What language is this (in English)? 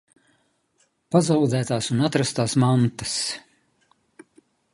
Latvian